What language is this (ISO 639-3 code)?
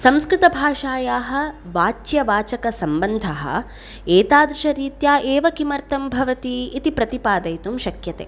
san